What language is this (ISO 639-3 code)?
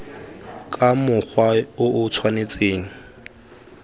tsn